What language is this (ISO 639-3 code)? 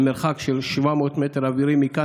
heb